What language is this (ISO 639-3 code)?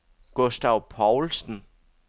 dan